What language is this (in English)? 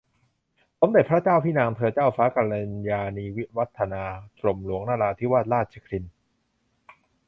Thai